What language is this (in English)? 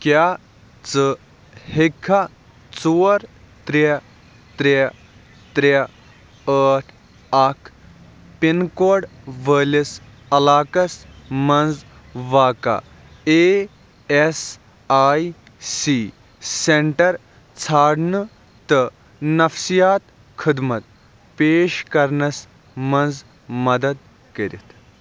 Kashmiri